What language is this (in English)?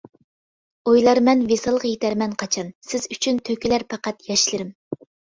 Uyghur